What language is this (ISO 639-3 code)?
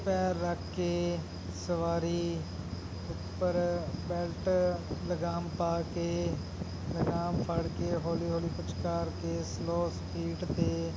pan